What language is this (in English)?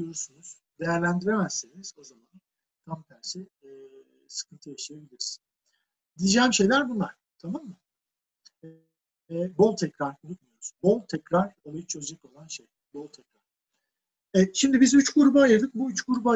Turkish